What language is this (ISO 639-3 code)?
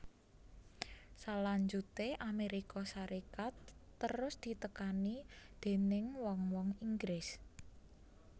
jav